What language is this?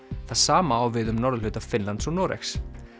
Icelandic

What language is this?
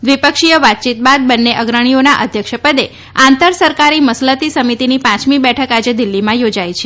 Gujarati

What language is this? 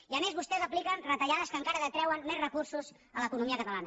Catalan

